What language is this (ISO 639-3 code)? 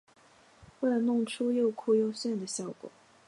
zho